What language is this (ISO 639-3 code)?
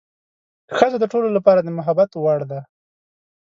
pus